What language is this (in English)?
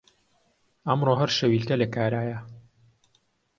Central Kurdish